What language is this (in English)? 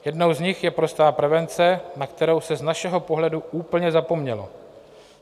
Czech